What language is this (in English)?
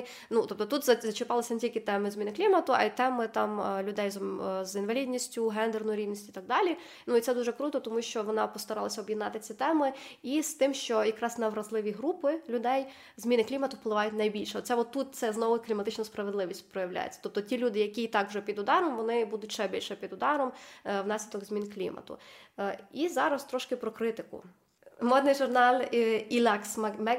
Ukrainian